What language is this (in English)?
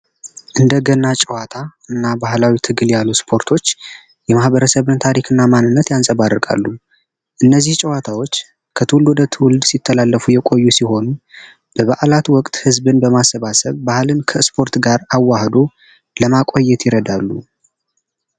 Amharic